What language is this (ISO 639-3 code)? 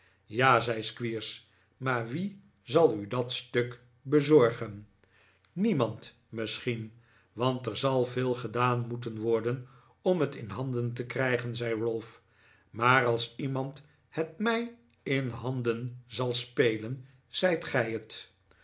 nld